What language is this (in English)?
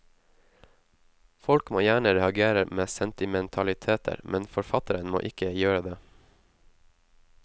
Norwegian